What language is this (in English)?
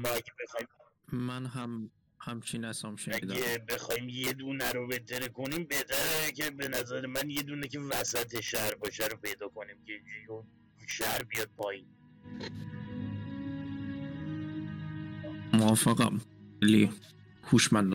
Persian